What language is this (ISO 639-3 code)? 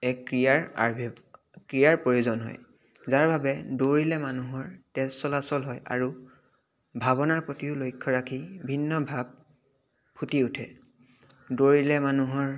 asm